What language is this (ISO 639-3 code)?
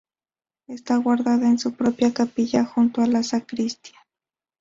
spa